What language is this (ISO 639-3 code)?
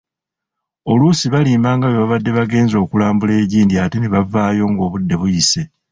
lug